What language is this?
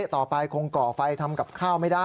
Thai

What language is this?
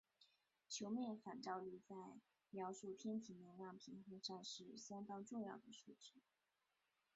Chinese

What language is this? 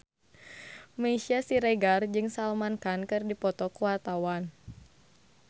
Sundanese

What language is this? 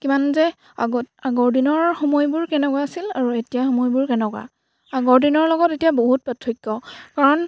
Assamese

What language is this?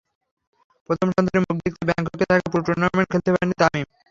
Bangla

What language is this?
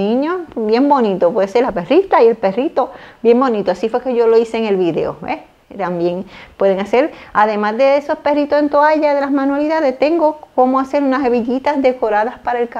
Spanish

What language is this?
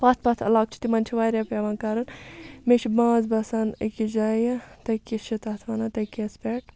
Kashmiri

